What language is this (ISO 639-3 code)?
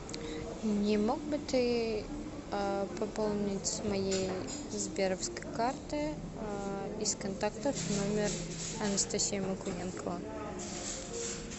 rus